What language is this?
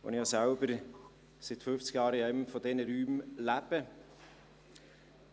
Swiss German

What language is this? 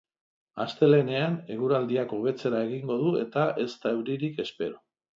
Basque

